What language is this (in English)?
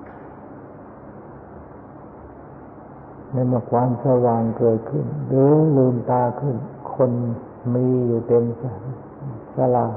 Thai